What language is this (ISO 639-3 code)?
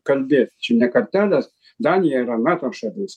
lit